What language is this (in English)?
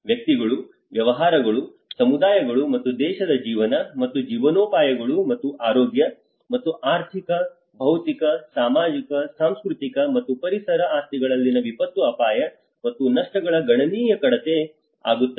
Kannada